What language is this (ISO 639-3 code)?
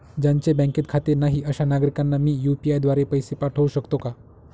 mar